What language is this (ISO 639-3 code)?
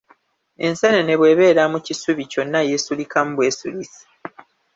lug